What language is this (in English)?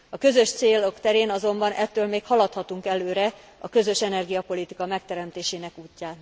Hungarian